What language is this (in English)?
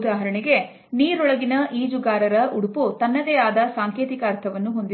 Kannada